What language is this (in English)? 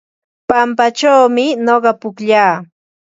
Ambo-Pasco Quechua